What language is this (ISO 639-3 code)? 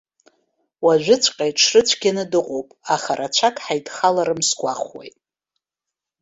abk